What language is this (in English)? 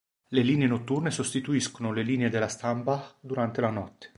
Italian